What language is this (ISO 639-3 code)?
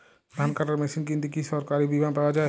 ben